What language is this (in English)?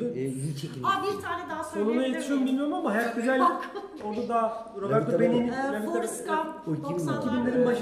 Turkish